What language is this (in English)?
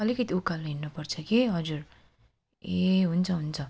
Nepali